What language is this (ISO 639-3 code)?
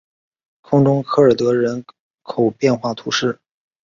zho